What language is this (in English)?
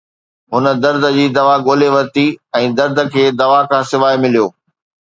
Sindhi